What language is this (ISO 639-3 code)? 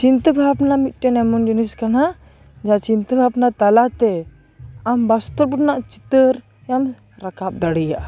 sat